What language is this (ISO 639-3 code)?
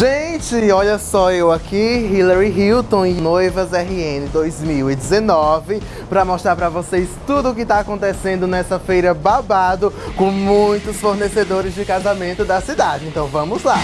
por